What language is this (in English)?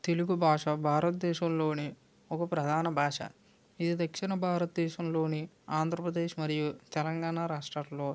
Telugu